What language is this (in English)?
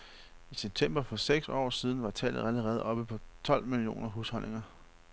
Danish